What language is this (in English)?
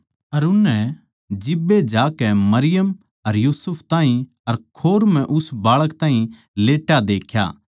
Haryanvi